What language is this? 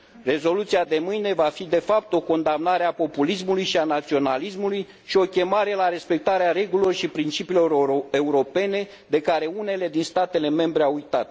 Romanian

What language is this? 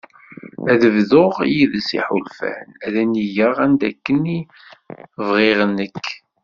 Kabyle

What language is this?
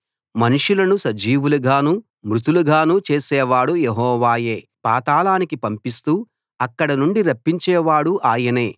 Telugu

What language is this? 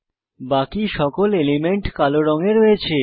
Bangla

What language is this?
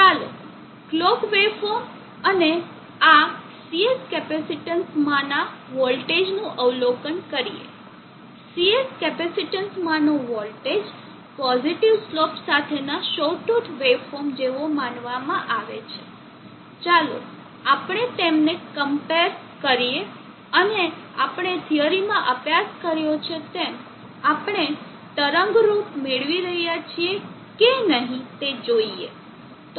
Gujarati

